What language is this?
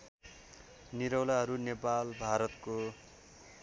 Nepali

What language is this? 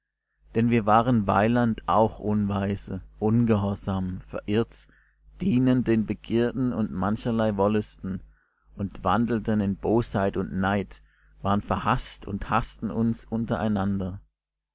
German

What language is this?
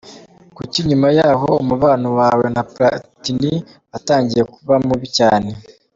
Kinyarwanda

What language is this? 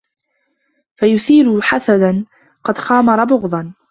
Arabic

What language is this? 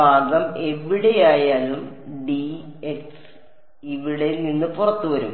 Malayalam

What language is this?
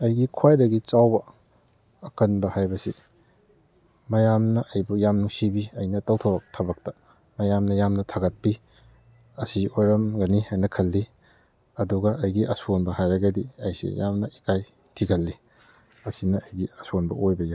Manipuri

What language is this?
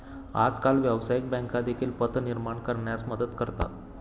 Marathi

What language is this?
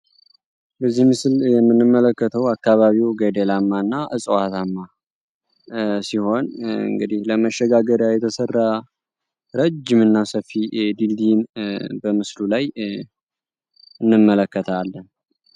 Amharic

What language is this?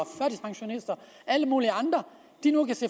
Danish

